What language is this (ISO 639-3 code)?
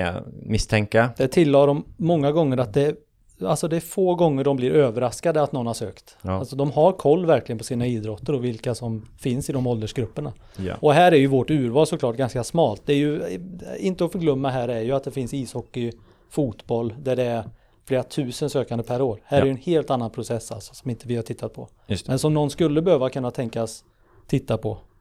swe